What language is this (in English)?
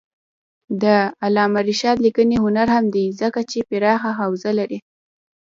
Pashto